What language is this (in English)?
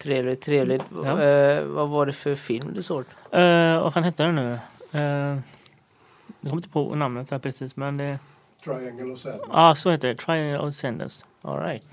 Swedish